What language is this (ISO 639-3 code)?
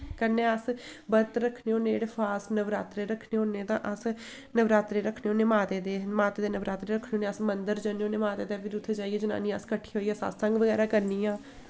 doi